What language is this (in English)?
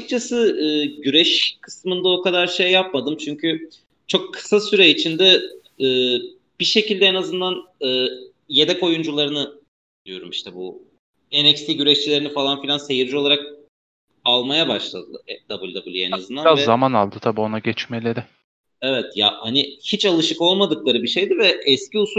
Turkish